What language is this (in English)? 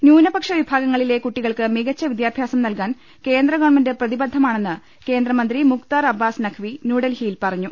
Malayalam